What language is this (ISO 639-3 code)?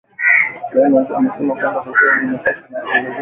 swa